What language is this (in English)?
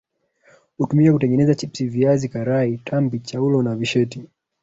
Swahili